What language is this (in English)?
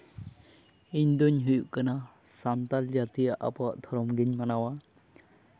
Santali